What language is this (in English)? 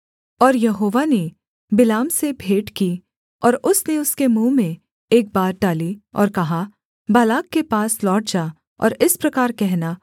Hindi